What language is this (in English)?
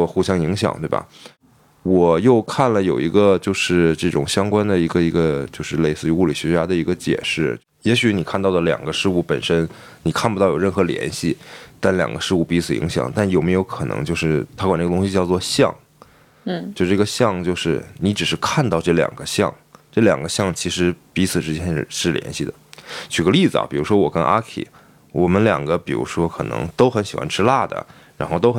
Chinese